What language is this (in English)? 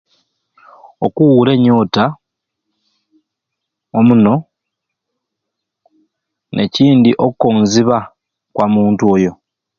Ruuli